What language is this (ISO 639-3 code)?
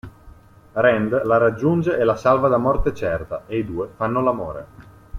ita